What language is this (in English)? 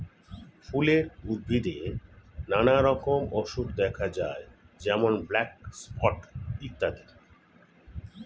Bangla